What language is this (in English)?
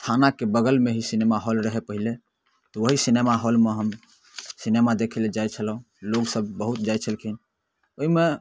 Maithili